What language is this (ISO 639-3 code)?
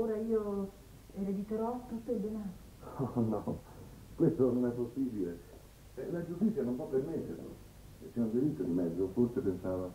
ita